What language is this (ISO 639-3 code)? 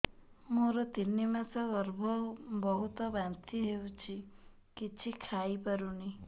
ori